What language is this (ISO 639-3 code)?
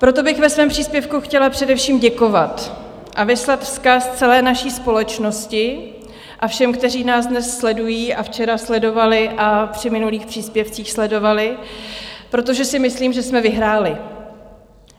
ces